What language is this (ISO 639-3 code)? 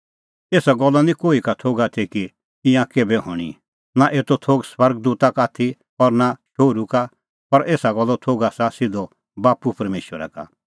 kfx